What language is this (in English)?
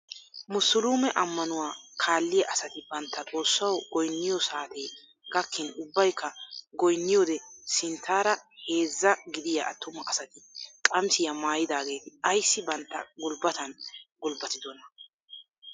Wolaytta